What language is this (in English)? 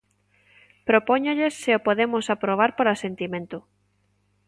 Galician